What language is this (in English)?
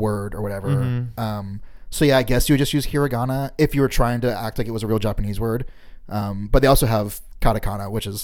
English